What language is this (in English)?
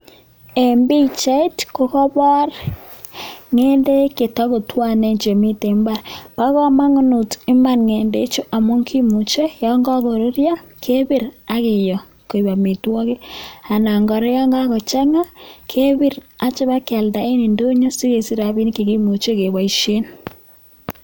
Kalenjin